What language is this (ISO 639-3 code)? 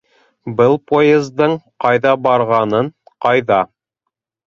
bak